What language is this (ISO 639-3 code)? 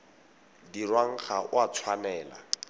tsn